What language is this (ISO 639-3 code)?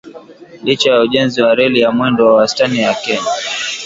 swa